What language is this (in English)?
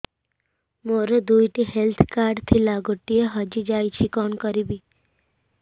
Odia